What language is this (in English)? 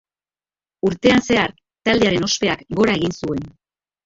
Basque